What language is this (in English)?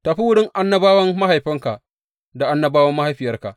Hausa